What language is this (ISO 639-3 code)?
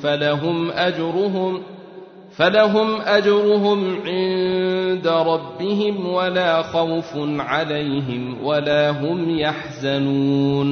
ara